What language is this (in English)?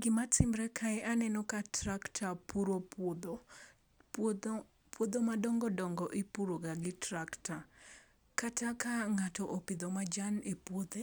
Luo (Kenya and Tanzania)